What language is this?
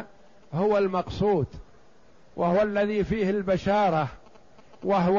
Arabic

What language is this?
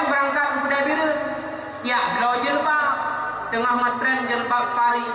Malay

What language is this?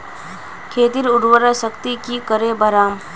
Magahi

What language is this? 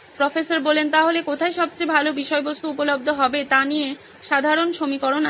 Bangla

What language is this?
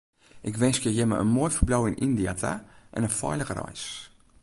Western Frisian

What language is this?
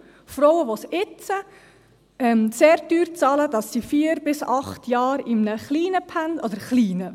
Swiss German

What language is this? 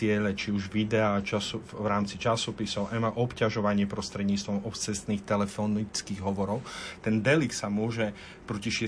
Slovak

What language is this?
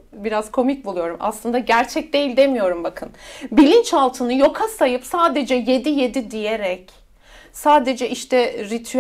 Turkish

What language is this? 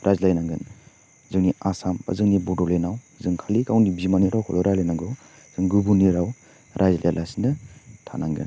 Bodo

